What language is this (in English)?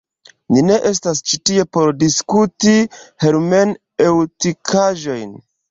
Esperanto